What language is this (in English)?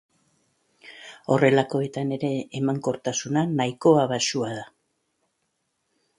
Basque